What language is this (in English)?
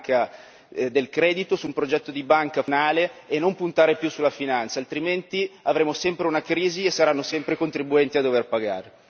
Italian